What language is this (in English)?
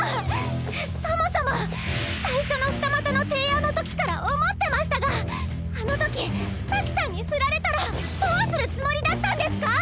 Japanese